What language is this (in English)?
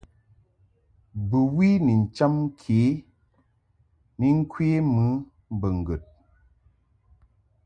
Mungaka